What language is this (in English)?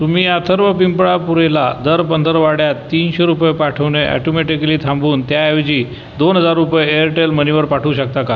Marathi